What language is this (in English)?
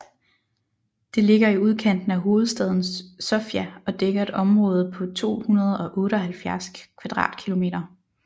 Danish